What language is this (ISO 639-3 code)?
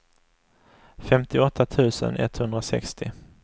swe